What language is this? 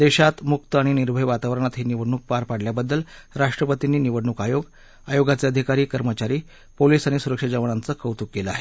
Marathi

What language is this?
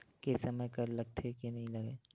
Chhattisgarhi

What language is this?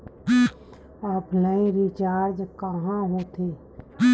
Chhattisgarhi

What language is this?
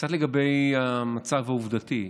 Hebrew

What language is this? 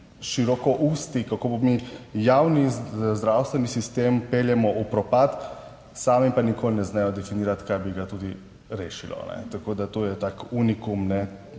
Slovenian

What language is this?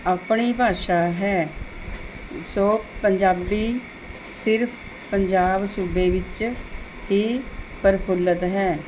Punjabi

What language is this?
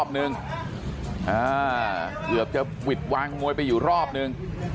Thai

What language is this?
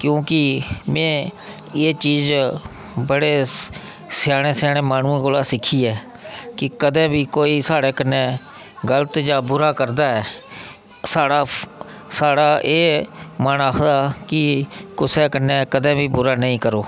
Dogri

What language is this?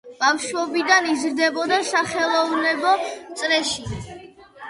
Georgian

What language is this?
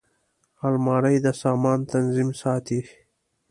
Pashto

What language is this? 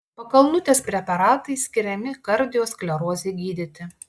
Lithuanian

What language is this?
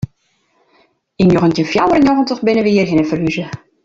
Western Frisian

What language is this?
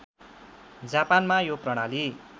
Nepali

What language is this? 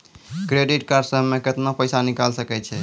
Maithili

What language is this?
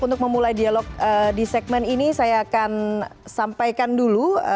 Indonesian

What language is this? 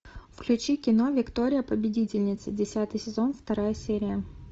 Russian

